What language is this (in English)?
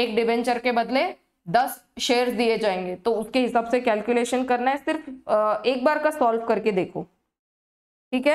Hindi